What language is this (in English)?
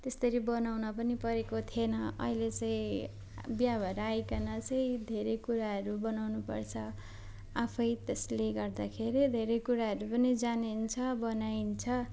Nepali